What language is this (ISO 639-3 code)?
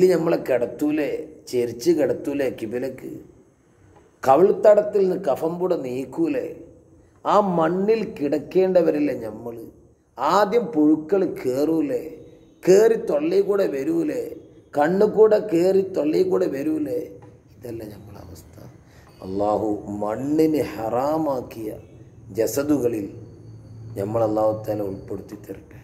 ara